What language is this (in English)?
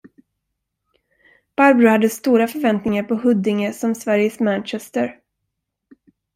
Swedish